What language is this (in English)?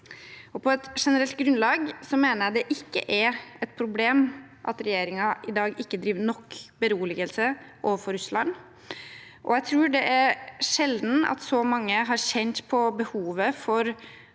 Norwegian